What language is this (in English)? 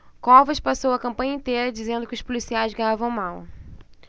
Portuguese